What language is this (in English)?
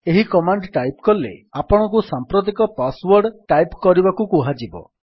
Odia